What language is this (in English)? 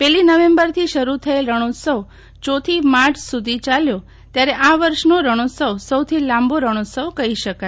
Gujarati